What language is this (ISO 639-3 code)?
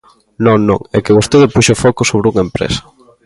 glg